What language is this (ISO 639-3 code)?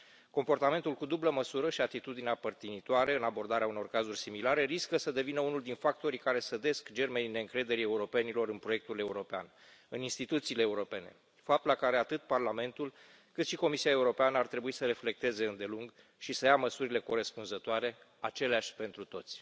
ron